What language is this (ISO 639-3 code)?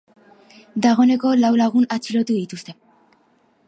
eus